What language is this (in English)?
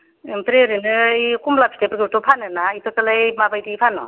Bodo